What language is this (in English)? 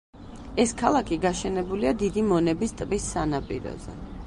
Georgian